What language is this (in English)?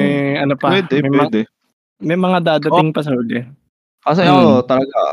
Filipino